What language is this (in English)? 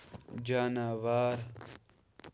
Kashmiri